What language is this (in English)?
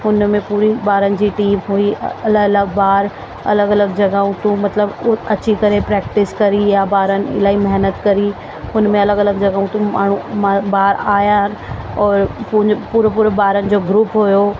Sindhi